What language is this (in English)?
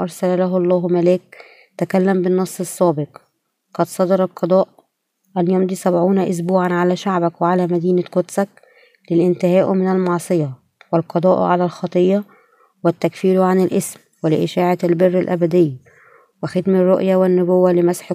Arabic